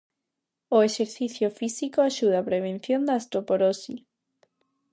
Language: Galician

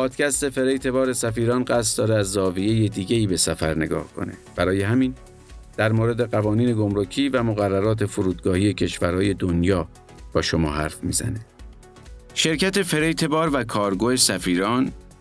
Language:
Persian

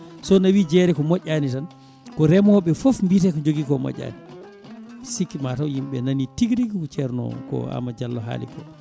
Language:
Fula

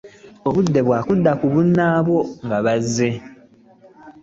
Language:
Ganda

